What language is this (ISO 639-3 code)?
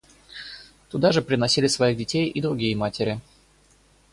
rus